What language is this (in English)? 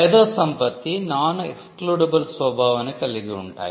Telugu